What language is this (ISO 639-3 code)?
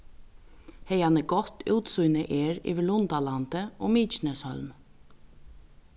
fao